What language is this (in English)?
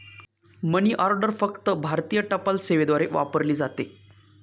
Marathi